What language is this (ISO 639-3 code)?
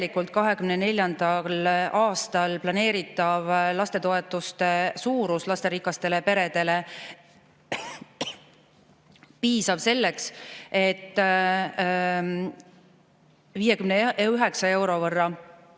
est